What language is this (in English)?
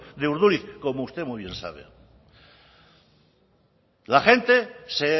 Spanish